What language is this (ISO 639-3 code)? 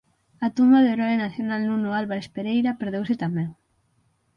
glg